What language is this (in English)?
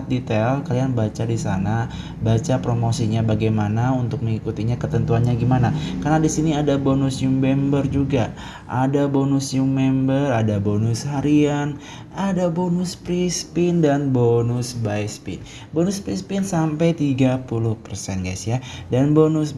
Indonesian